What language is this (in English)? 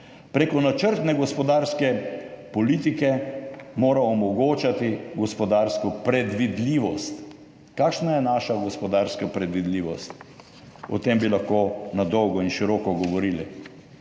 Slovenian